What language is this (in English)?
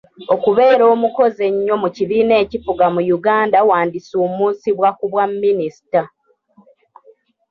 Ganda